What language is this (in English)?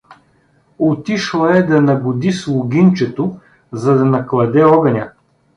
Bulgarian